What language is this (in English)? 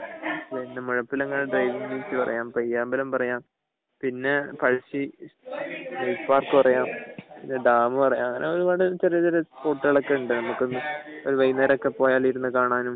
Malayalam